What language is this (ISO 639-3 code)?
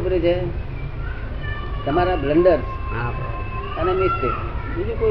guj